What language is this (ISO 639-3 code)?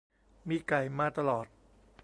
tha